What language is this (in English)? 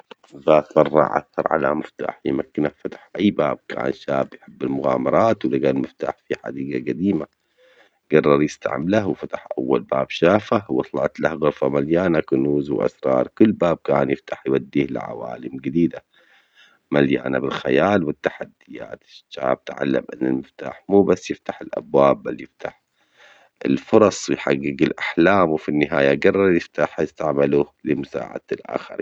Omani Arabic